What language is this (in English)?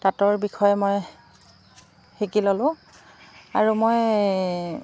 Assamese